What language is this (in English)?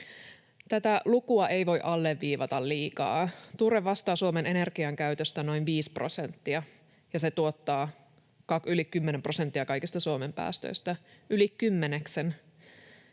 Finnish